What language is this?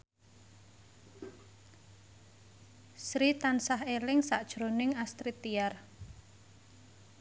Javanese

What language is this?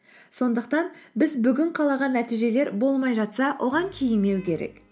Kazakh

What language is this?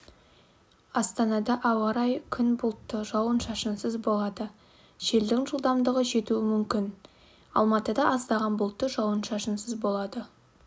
Kazakh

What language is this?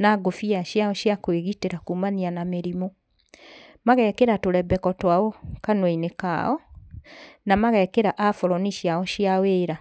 Kikuyu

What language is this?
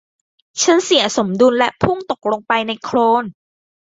Thai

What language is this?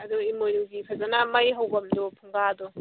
Manipuri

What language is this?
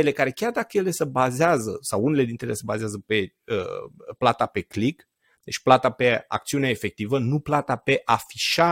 Romanian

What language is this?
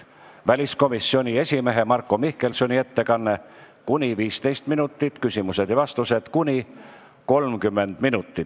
Estonian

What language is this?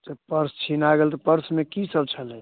Maithili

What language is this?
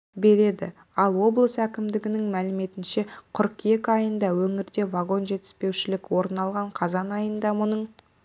Kazakh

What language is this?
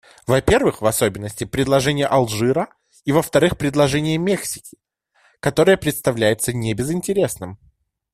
Russian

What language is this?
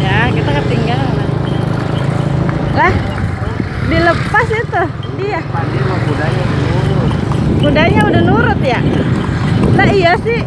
Indonesian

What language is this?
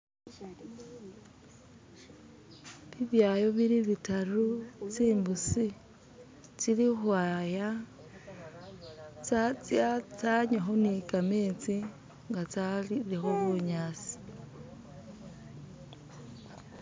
Masaaba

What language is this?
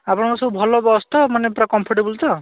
Odia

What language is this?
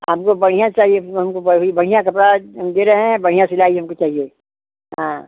Hindi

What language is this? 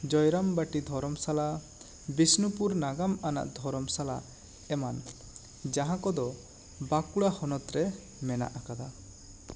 Santali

